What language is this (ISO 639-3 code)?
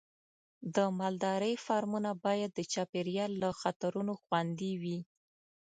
pus